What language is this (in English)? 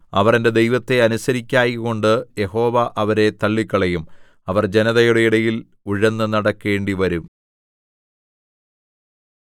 Malayalam